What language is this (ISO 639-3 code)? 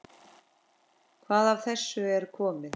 isl